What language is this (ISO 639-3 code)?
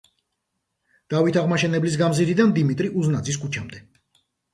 kat